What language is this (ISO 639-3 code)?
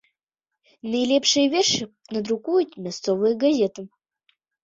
bel